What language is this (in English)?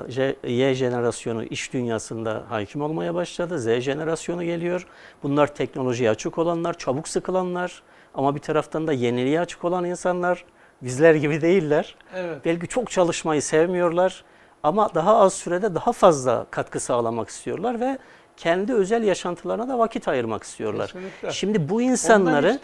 Turkish